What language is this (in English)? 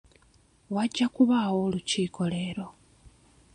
Ganda